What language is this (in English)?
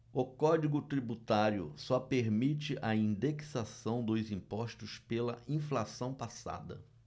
Portuguese